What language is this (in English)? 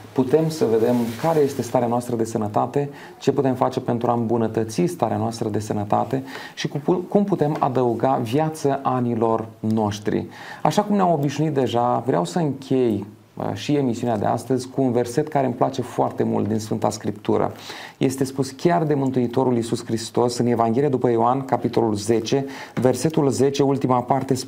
Romanian